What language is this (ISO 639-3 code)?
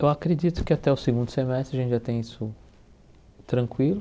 por